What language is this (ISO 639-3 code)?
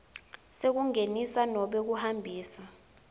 ssw